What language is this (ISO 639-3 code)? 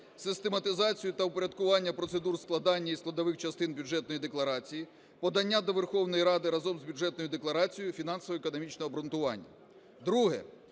ukr